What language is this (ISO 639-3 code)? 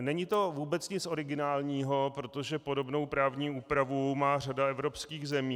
ces